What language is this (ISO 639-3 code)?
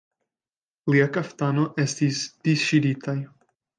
epo